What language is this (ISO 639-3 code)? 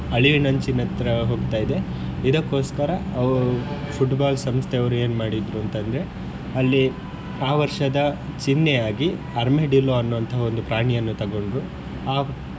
kan